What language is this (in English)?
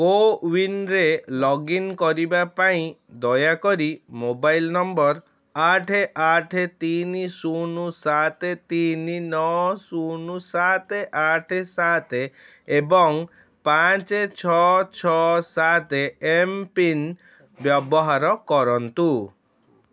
Odia